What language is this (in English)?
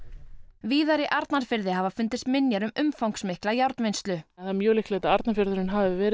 Icelandic